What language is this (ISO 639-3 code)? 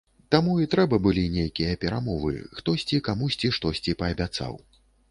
bel